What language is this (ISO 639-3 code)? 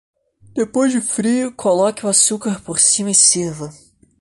por